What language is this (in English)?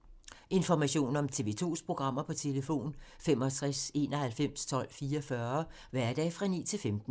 Danish